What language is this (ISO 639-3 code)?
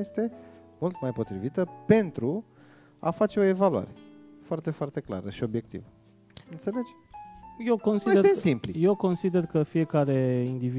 ron